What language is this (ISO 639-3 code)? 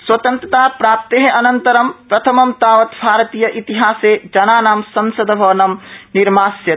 san